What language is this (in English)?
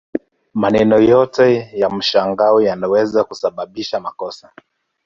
Swahili